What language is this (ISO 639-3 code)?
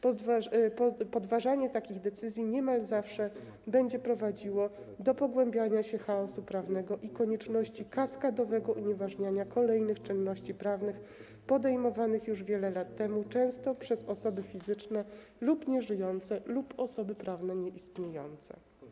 pol